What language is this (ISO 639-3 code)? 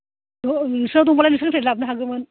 brx